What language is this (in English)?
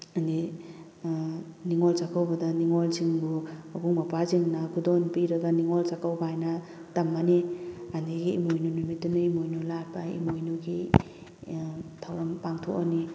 Manipuri